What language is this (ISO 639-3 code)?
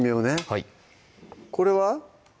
jpn